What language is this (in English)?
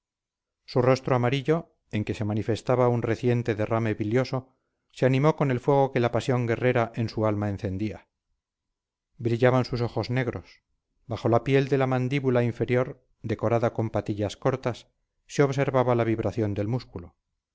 Spanish